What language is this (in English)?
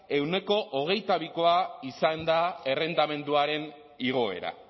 Basque